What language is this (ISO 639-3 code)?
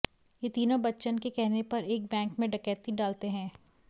hin